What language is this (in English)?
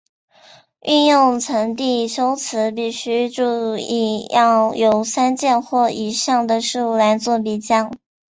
Chinese